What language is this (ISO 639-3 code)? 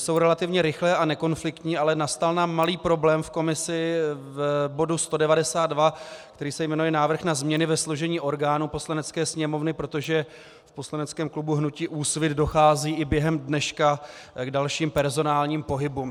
ces